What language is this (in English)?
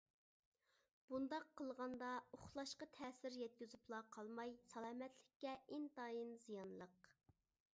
Uyghur